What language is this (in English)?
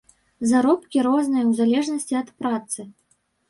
Belarusian